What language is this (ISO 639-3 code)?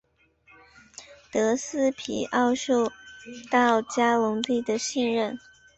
zho